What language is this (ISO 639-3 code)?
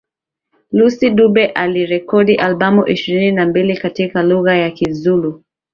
swa